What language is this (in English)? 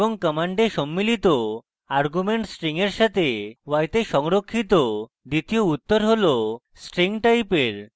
Bangla